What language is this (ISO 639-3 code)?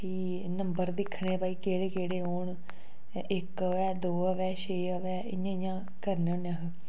doi